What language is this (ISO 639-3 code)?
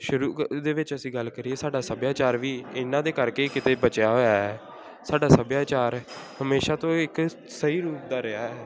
pan